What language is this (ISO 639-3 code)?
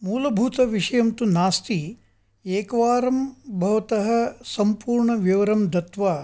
san